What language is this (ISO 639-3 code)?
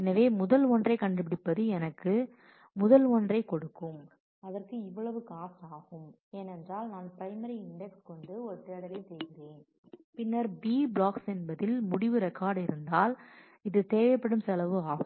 tam